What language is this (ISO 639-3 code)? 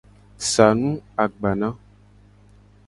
gej